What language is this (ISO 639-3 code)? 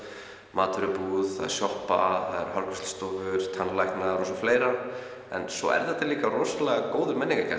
isl